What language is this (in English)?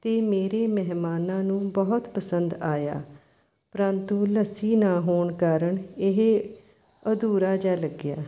Punjabi